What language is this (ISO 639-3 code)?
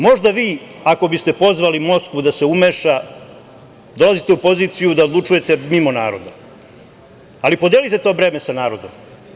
srp